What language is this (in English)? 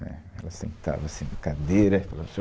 Portuguese